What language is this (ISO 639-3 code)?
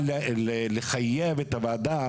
heb